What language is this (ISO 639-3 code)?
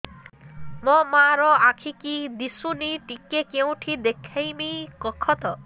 ori